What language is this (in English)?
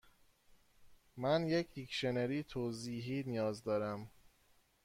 Persian